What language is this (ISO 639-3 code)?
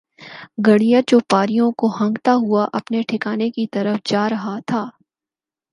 urd